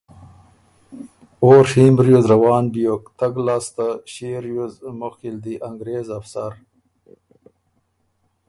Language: Ormuri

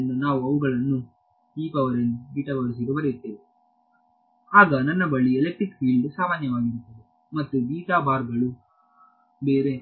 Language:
Kannada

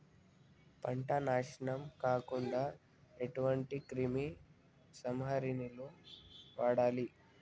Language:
Telugu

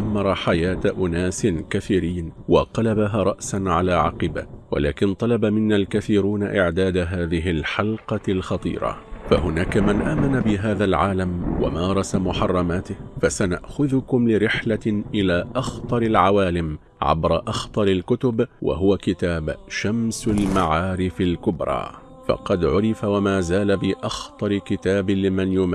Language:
Arabic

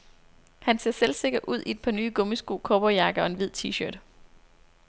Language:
Danish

